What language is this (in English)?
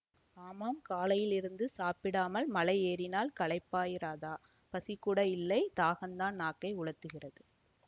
Tamil